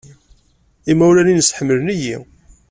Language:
Kabyle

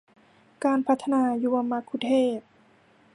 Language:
Thai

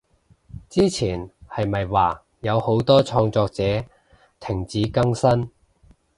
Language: Cantonese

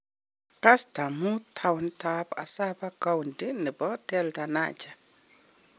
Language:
Kalenjin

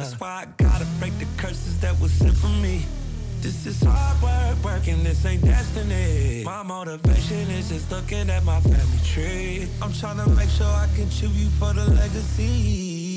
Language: Italian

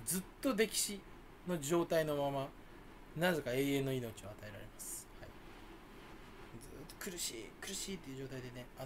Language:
Japanese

